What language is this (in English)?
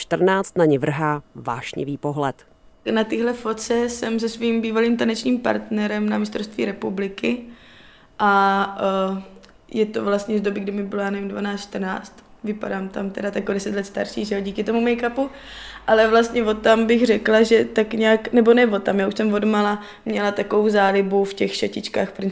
Czech